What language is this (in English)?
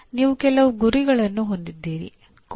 Kannada